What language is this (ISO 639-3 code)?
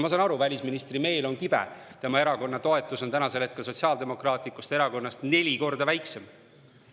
est